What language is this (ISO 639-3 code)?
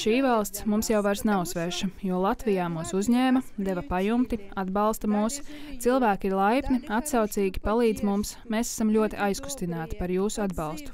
lav